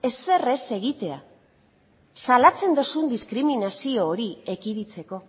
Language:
Basque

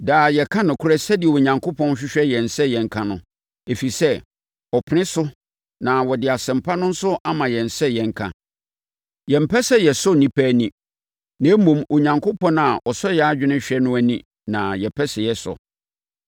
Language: Akan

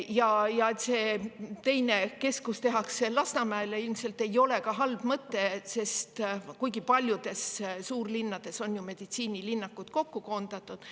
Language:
Estonian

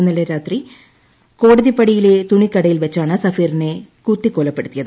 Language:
Malayalam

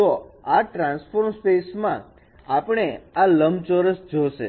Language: Gujarati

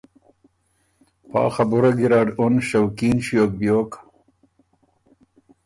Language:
Ormuri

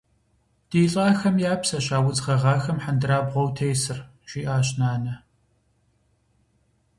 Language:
Kabardian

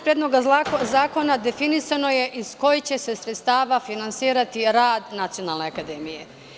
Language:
Serbian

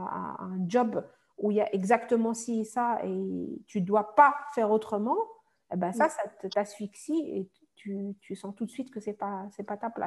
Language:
French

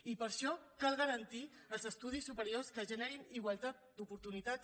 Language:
Catalan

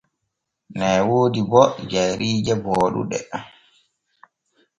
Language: Borgu Fulfulde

